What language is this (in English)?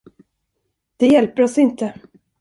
Swedish